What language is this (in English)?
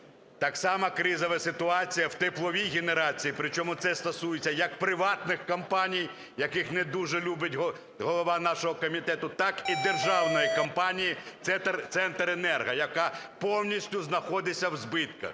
Ukrainian